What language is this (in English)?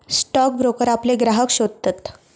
Marathi